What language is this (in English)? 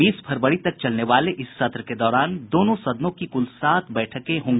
Hindi